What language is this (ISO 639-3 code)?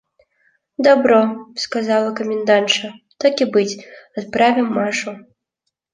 rus